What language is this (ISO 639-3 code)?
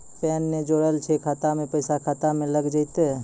mai